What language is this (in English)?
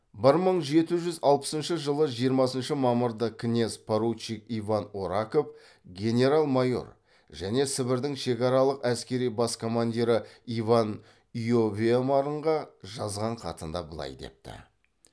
Kazakh